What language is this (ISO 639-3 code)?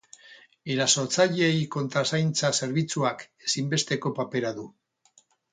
eus